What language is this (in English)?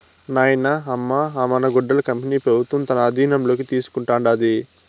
Telugu